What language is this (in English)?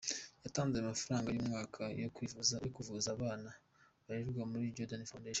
Kinyarwanda